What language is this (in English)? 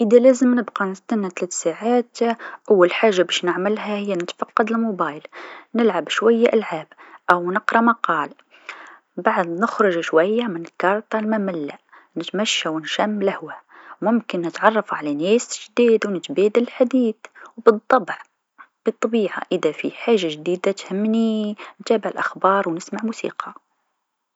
Tunisian Arabic